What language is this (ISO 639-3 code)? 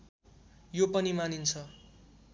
nep